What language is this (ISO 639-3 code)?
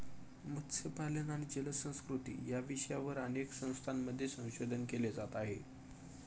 mar